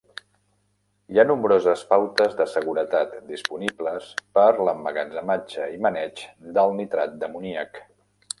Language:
Catalan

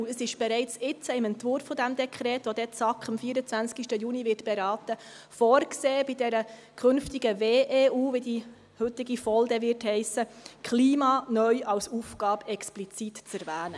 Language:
Swiss German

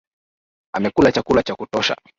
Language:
Swahili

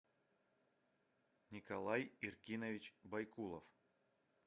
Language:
Russian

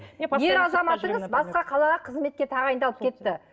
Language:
Kazakh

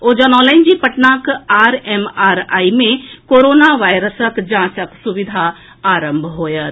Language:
Maithili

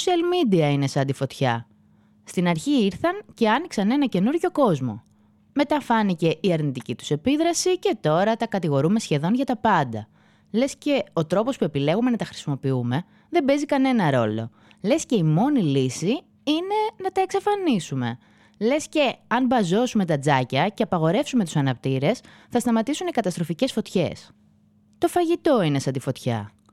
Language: Greek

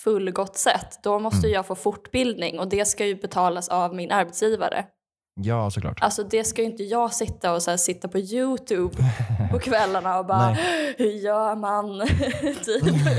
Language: Swedish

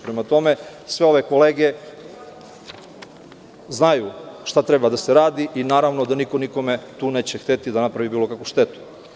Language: Serbian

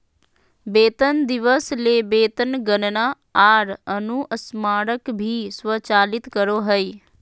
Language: Magahi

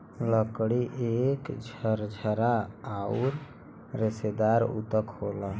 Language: Bhojpuri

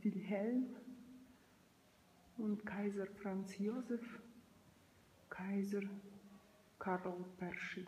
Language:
Ukrainian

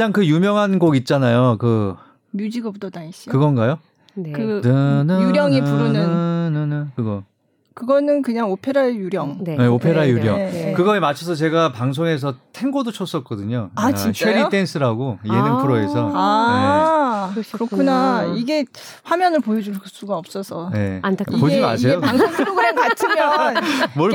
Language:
Korean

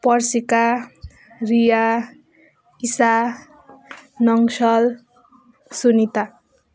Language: Nepali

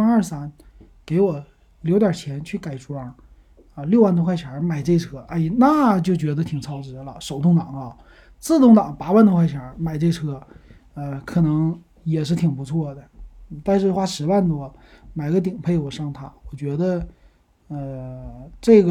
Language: Chinese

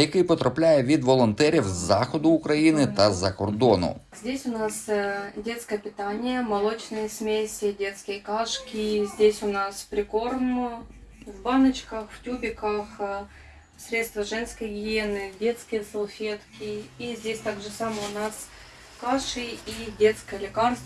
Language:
Ukrainian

